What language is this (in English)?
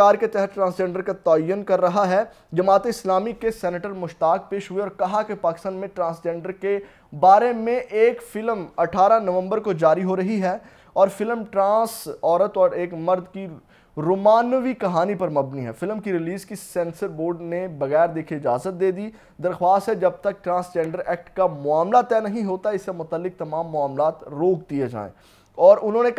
Hindi